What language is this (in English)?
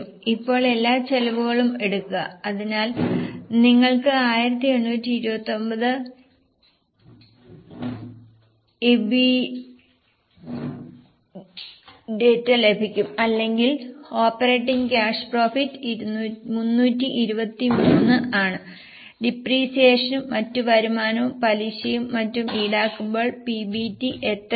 Malayalam